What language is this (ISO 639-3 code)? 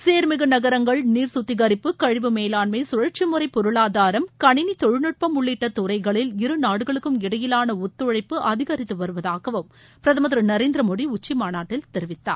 tam